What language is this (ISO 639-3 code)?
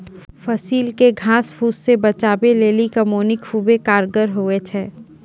mai